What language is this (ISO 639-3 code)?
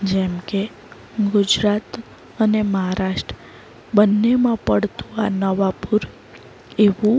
guj